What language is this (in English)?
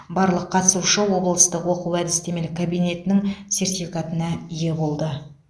Kazakh